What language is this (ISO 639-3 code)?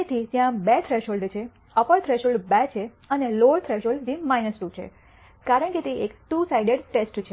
guj